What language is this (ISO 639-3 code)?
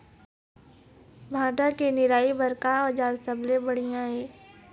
hne